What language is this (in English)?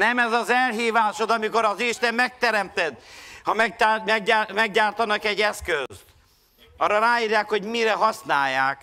Hungarian